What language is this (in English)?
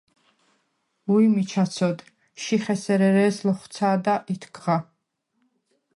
Svan